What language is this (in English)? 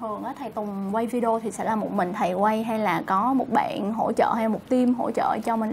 Vietnamese